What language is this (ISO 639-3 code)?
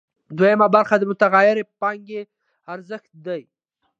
pus